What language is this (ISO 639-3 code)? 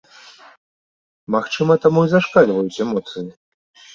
bel